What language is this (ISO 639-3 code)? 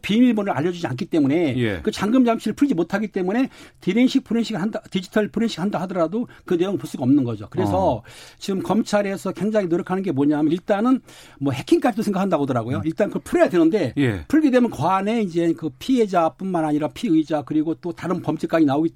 kor